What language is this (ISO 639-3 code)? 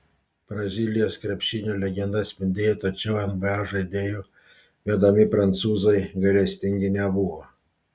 lit